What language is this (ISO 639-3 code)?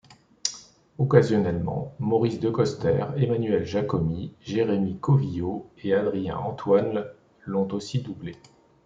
fra